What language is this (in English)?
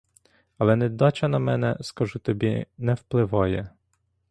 Ukrainian